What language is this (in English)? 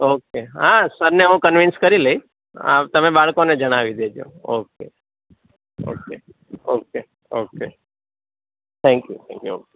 Gujarati